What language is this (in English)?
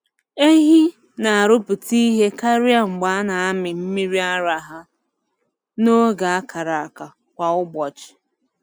Igbo